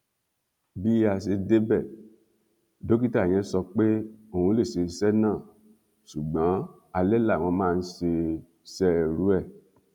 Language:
Yoruba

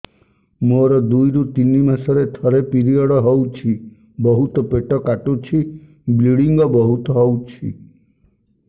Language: Odia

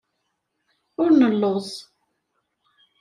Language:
Kabyle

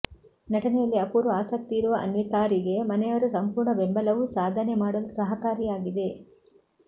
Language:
Kannada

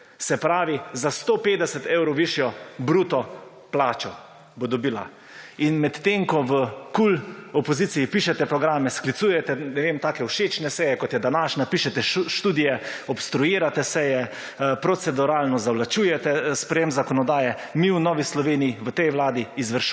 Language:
Slovenian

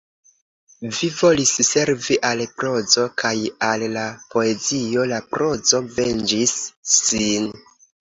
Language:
Esperanto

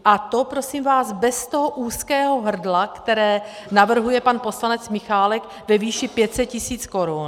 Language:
Czech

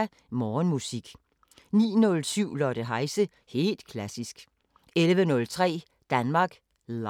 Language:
Danish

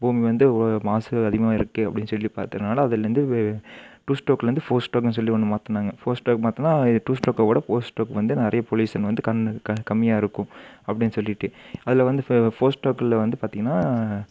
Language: Tamil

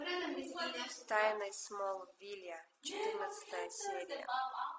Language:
Russian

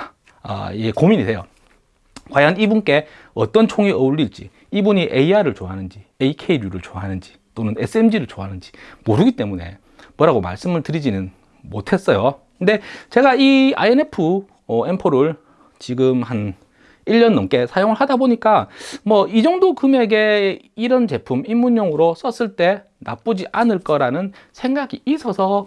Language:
Korean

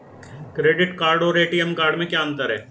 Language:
Hindi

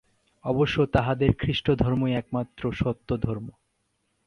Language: Bangla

